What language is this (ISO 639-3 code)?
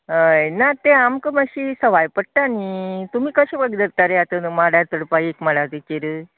kok